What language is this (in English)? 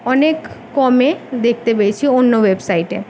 Bangla